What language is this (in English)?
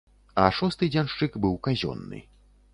Belarusian